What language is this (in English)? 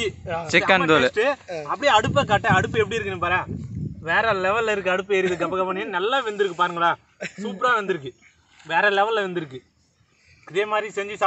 Indonesian